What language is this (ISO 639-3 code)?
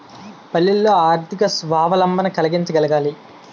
tel